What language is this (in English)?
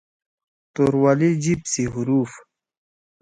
Torwali